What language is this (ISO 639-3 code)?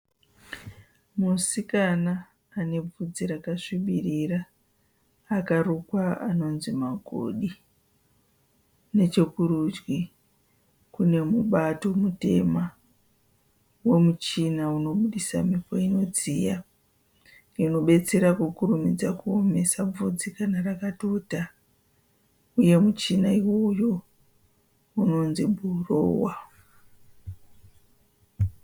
sna